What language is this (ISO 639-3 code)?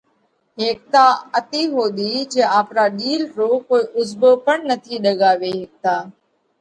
kvx